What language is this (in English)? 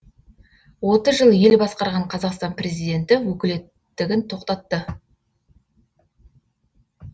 Kazakh